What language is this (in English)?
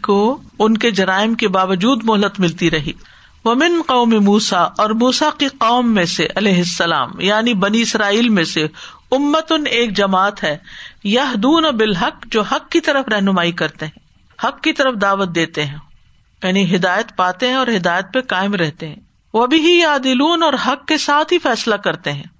Urdu